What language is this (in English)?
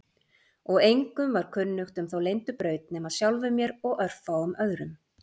Icelandic